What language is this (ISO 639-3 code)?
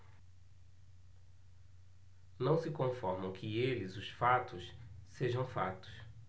por